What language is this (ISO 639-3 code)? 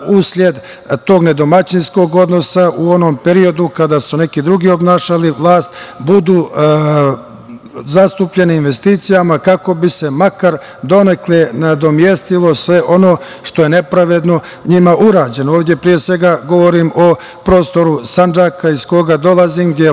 srp